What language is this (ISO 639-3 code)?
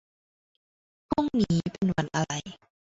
tha